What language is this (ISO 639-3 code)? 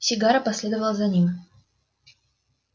rus